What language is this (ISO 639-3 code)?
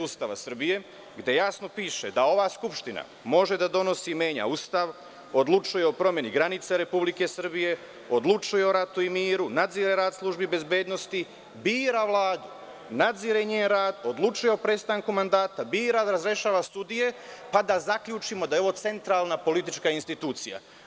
srp